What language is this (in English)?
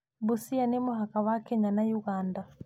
Kikuyu